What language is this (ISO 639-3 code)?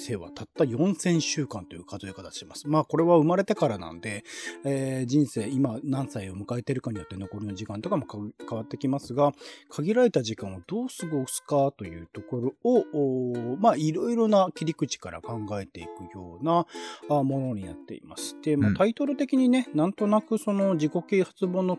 jpn